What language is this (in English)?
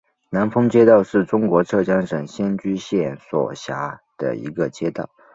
Chinese